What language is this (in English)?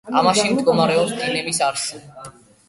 Georgian